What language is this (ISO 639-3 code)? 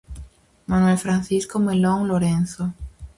glg